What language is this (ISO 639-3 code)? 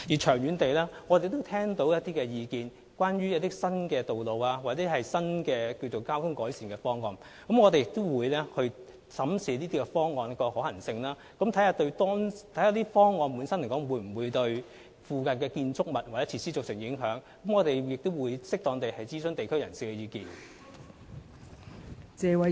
yue